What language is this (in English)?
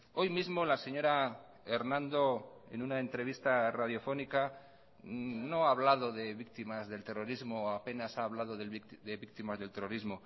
Spanish